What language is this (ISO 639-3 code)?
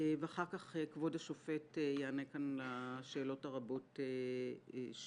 heb